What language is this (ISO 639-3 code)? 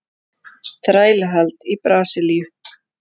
isl